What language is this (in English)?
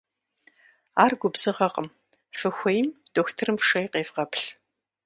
Kabardian